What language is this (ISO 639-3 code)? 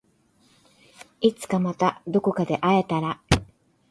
jpn